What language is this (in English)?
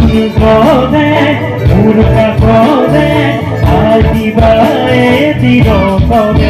Spanish